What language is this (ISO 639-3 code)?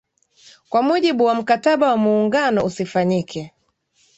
swa